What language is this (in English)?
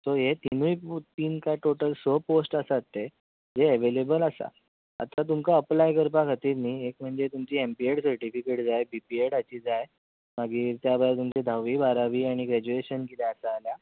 Konkani